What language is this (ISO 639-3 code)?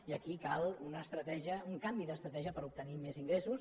cat